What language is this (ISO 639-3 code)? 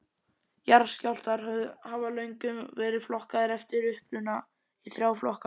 isl